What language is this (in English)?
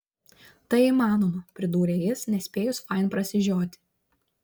Lithuanian